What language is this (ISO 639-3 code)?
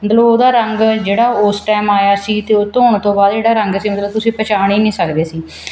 pan